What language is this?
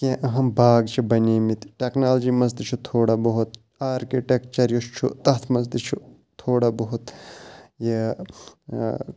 Kashmiri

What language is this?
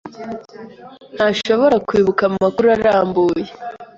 Kinyarwanda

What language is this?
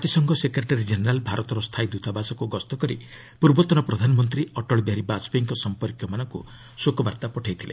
Odia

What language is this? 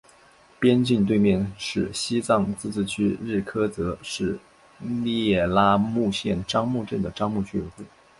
Chinese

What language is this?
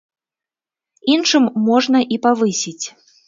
Belarusian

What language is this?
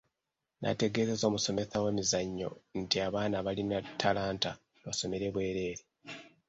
Ganda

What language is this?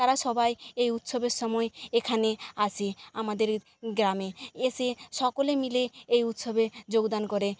Bangla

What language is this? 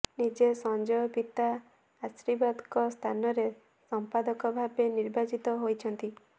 Odia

